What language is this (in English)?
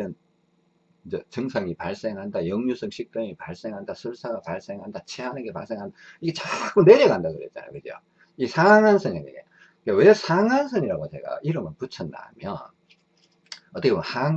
Korean